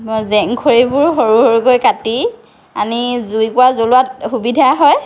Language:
Assamese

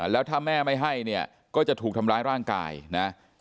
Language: Thai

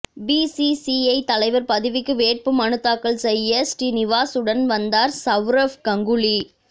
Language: Tamil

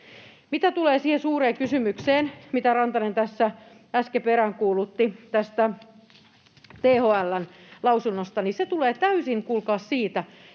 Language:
Finnish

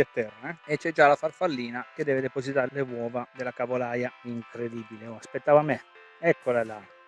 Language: Italian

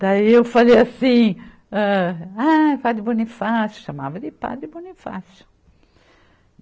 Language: Portuguese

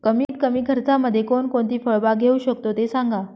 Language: Marathi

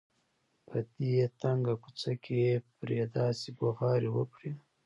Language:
Pashto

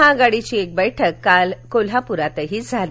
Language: Marathi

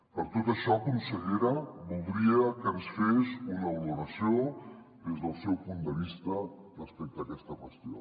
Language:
Catalan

